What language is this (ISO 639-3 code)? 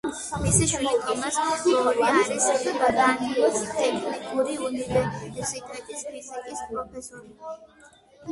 kat